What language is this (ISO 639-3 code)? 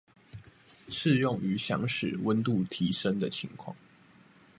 zho